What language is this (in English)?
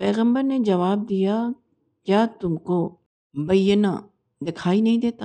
Urdu